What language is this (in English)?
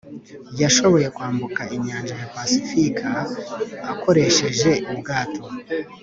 Kinyarwanda